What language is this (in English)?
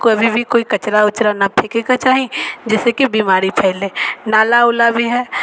Maithili